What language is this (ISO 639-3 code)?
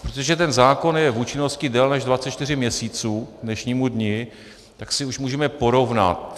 ces